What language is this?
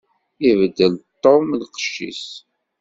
Kabyle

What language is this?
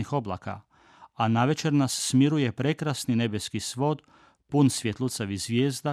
Croatian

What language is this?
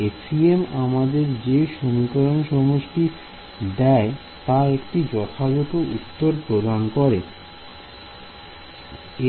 Bangla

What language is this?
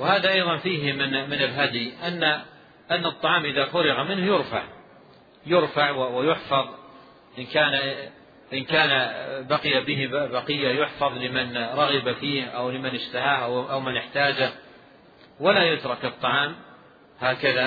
Arabic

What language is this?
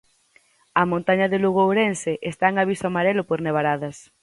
Galician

